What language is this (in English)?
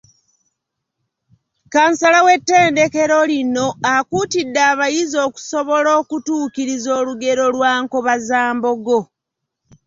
Ganda